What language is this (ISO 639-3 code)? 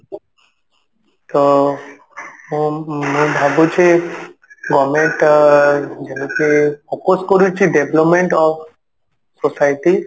ori